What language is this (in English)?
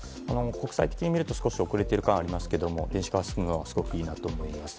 Japanese